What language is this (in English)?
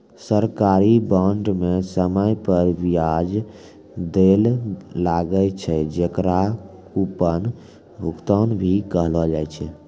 Maithili